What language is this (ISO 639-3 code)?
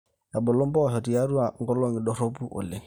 mas